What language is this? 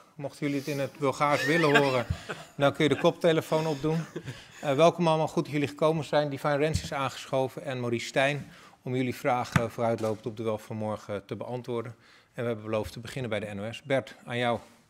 Dutch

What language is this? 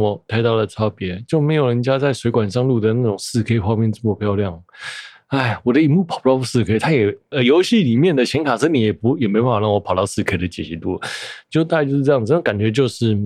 Chinese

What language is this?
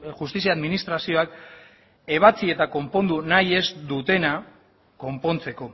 Basque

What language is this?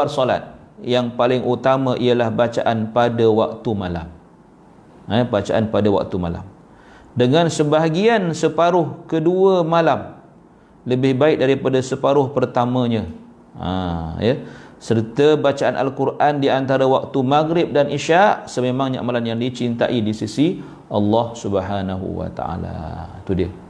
Malay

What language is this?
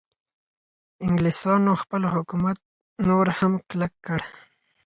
Pashto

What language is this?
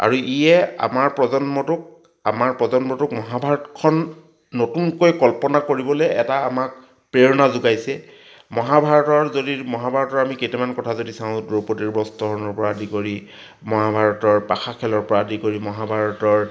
Assamese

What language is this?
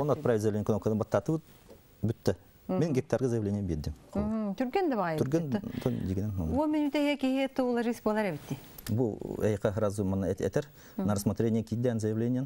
Russian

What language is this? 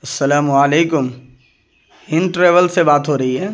Urdu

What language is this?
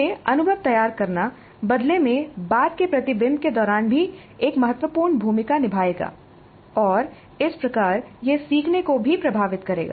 Hindi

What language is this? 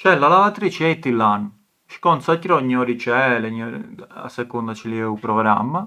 Arbëreshë Albanian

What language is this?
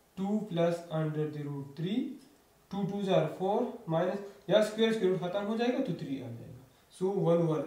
Hindi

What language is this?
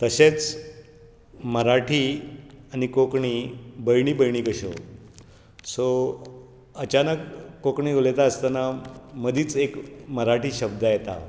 Konkani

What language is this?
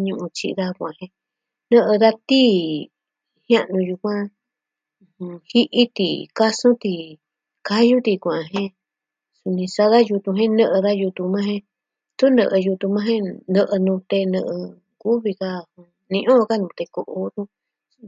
Southwestern Tlaxiaco Mixtec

